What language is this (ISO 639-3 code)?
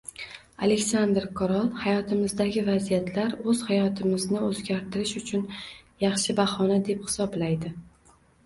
uzb